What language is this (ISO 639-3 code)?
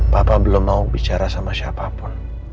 ind